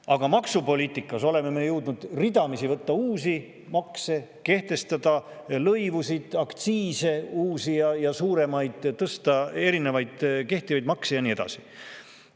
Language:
Estonian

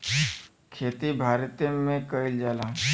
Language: Bhojpuri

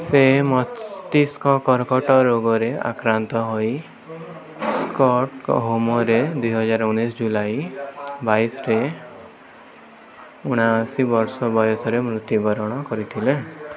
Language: Odia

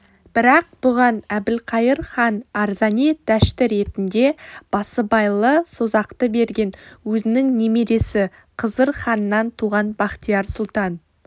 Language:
Kazakh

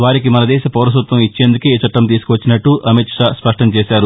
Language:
Telugu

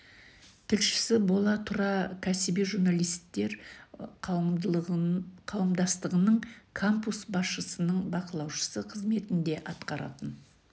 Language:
Kazakh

